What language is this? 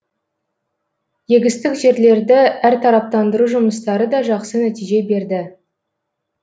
Kazakh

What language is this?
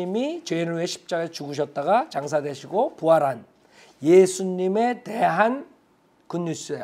Korean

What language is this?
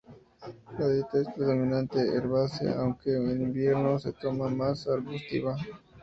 Spanish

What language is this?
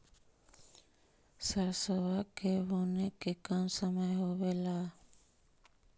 Magahi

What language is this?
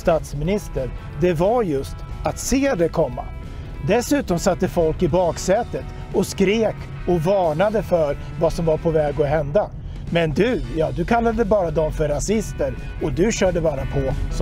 Swedish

